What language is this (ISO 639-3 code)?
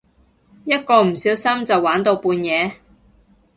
yue